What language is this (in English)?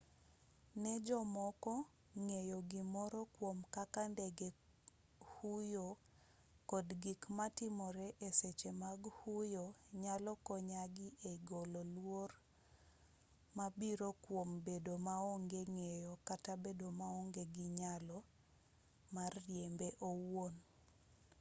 Luo (Kenya and Tanzania)